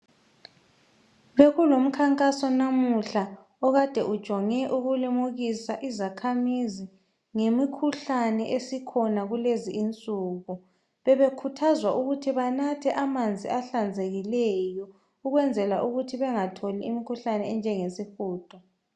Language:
North Ndebele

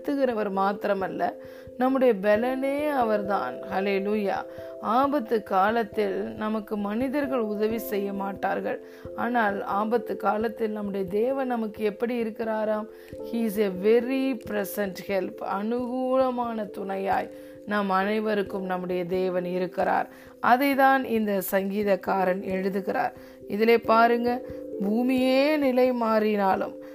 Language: Tamil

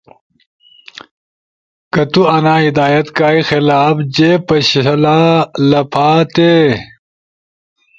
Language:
Ushojo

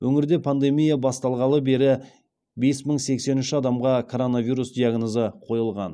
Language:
Kazakh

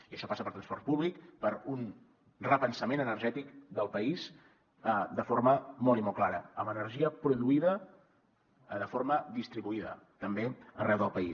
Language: Catalan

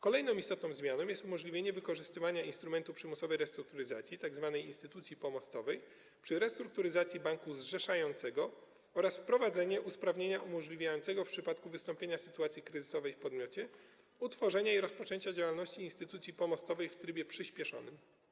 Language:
Polish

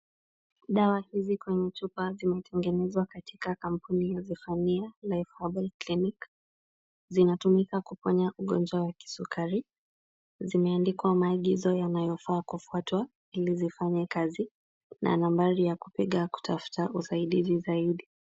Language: Swahili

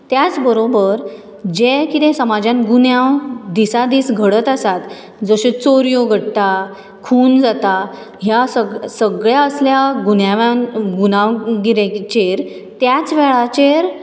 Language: Konkani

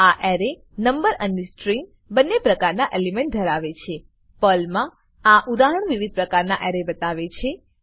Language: Gujarati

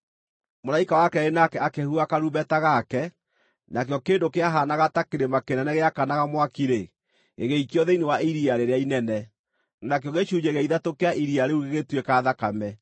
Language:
Kikuyu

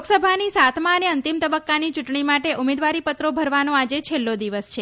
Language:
Gujarati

